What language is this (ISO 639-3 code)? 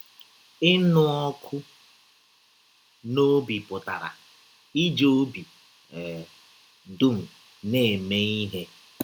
ibo